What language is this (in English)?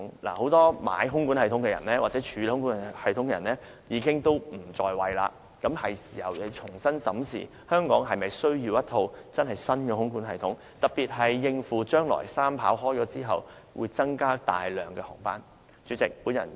Cantonese